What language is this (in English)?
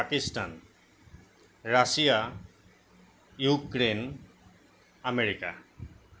Assamese